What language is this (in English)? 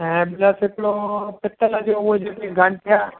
Sindhi